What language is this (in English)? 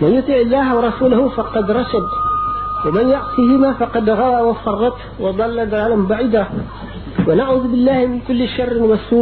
Arabic